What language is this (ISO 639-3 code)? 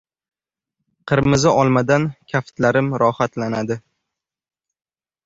uzb